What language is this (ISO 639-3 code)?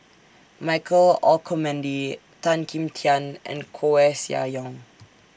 eng